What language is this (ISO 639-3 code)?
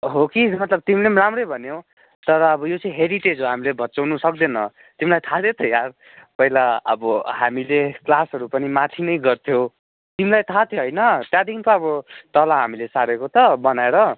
nep